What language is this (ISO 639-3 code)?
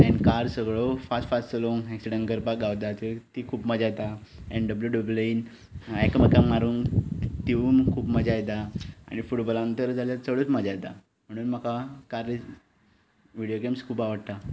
kok